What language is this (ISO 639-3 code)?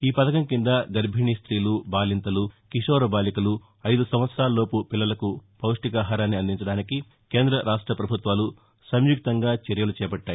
tel